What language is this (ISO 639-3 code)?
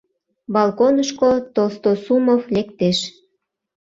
chm